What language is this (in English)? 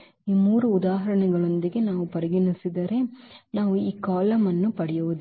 Kannada